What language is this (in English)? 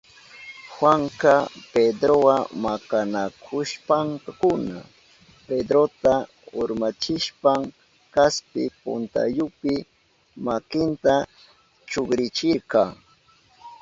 Southern Pastaza Quechua